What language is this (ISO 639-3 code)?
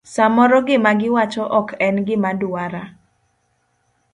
luo